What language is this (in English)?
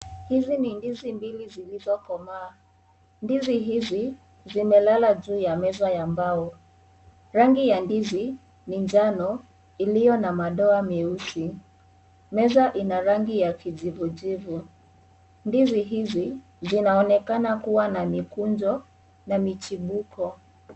Swahili